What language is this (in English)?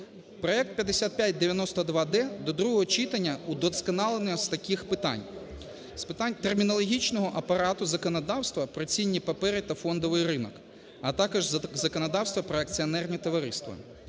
Ukrainian